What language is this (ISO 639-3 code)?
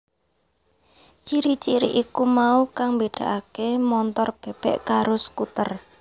jav